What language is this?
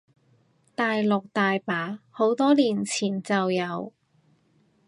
Cantonese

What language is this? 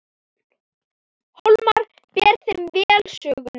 Icelandic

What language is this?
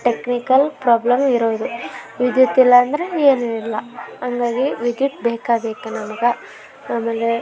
Kannada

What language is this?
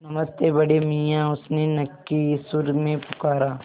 Hindi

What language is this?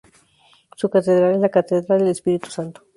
Spanish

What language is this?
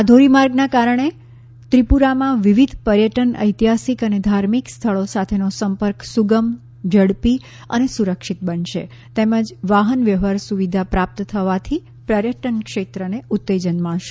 Gujarati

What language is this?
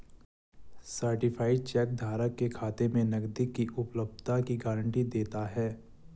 Hindi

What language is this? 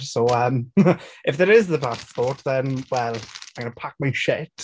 Welsh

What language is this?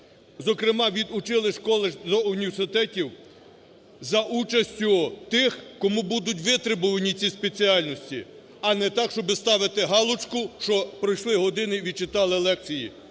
Ukrainian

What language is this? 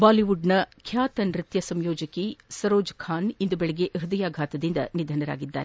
Kannada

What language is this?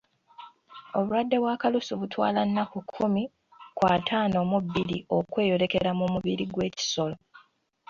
Ganda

